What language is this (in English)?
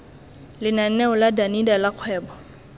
Tswana